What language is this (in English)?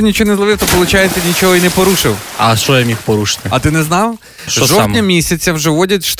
Ukrainian